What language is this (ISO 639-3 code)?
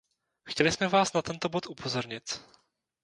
ces